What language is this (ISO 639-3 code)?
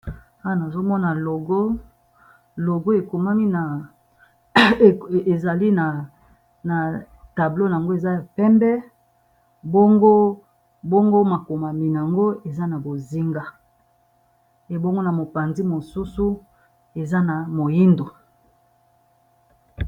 lin